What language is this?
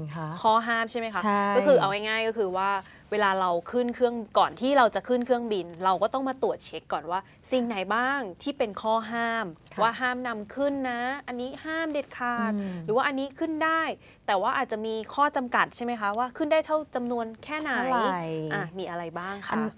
Thai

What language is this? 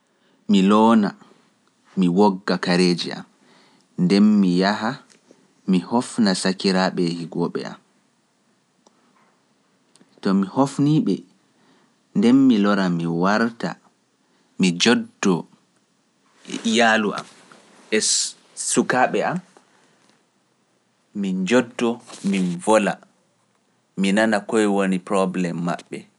Pular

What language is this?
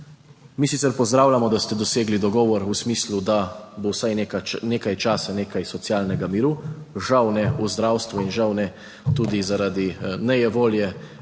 Slovenian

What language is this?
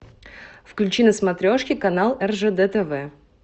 Russian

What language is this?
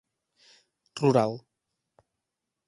Portuguese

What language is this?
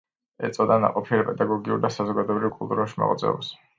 Georgian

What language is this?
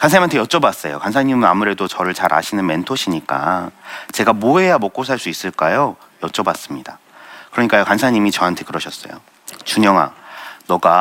Korean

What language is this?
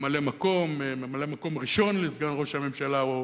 Hebrew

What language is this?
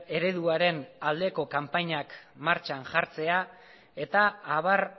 Basque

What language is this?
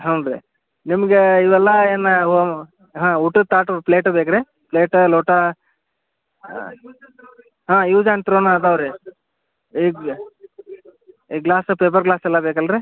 Kannada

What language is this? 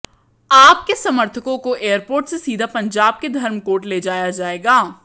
Hindi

